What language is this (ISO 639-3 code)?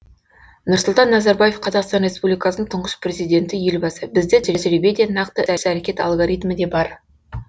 kaz